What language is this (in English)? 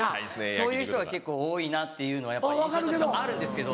Japanese